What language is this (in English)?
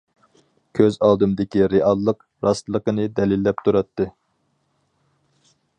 Uyghur